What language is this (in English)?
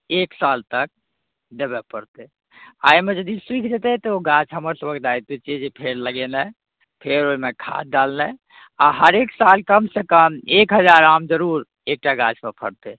Maithili